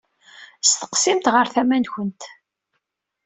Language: Kabyle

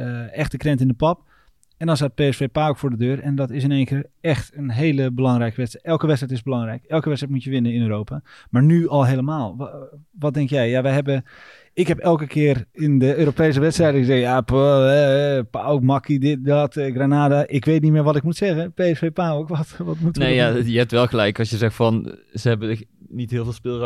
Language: Dutch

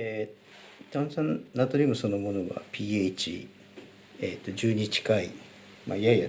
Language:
Japanese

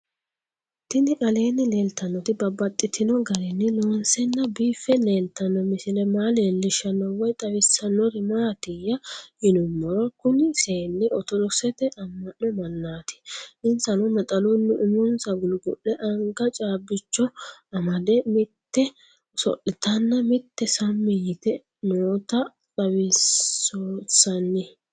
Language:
Sidamo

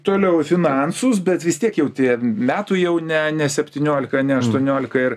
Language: Lithuanian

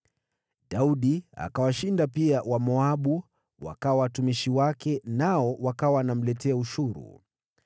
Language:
Swahili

